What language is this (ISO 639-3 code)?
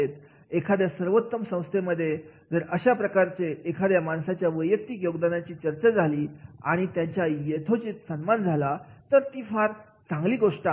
mar